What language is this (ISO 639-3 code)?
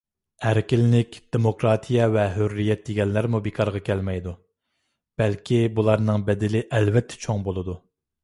uig